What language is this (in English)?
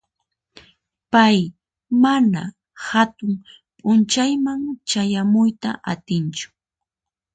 Puno Quechua